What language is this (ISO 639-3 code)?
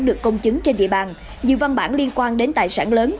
vie